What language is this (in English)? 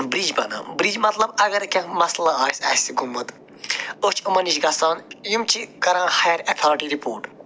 Kashmiri